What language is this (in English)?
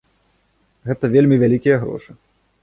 Belarusian